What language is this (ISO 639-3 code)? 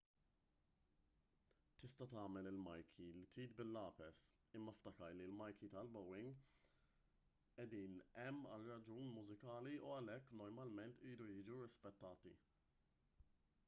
mlt